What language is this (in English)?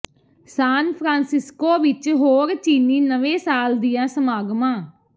Punjabi